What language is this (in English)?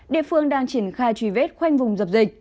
Vietnamese